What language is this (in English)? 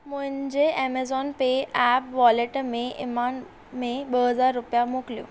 Sindhi